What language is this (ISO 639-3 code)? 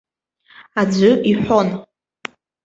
abk